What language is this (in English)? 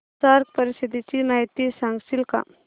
Marathi